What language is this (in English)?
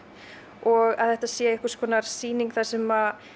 Icelandic